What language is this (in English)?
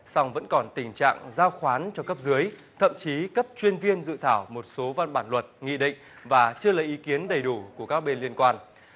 Vietnamese